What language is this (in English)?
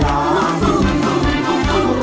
Thai